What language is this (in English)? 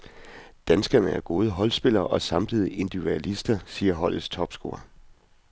Danish